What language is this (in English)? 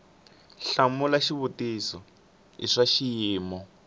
Tsonga